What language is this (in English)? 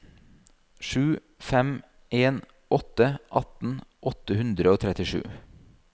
Norwegian